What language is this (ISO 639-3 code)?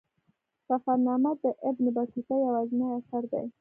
pus